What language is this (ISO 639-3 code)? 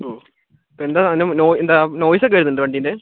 mal